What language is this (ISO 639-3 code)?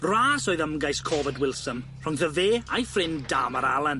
cym